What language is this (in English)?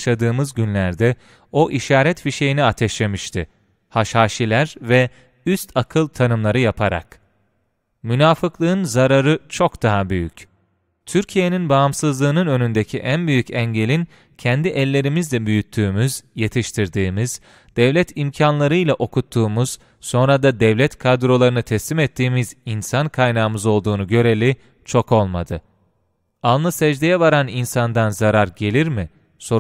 Turkish